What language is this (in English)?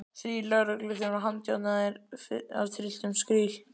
Icelandic